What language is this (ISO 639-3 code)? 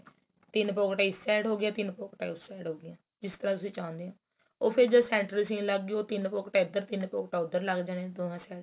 pan